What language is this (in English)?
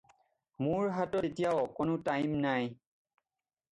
Assamese